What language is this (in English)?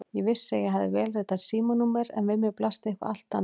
Icelandic